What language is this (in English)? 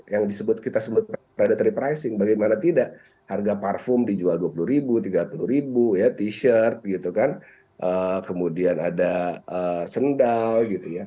Indonesian